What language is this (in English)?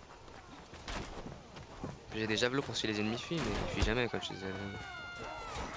French